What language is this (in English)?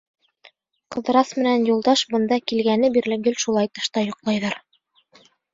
Bashkir